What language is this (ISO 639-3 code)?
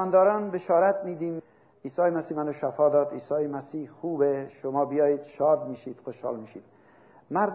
fas